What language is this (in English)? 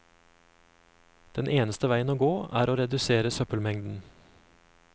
Norwegian